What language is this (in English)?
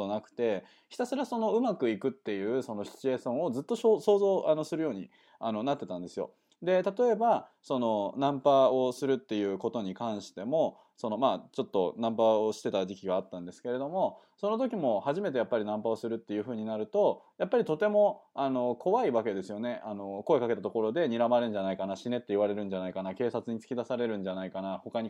Japanese